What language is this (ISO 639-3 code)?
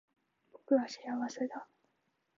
jpn